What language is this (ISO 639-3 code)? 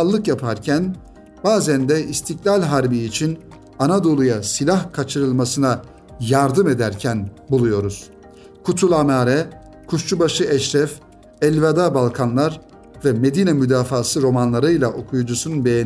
tur